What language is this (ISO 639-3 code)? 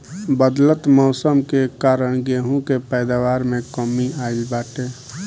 bho